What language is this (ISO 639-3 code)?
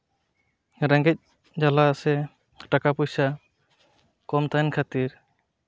sat